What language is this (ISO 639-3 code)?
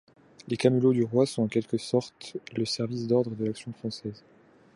fra